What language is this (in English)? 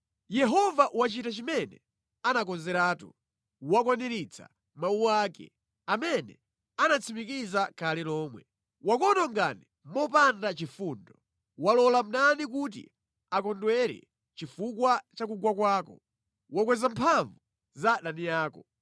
Nyanja